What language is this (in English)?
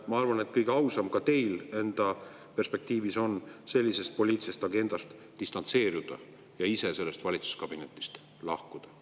Estonian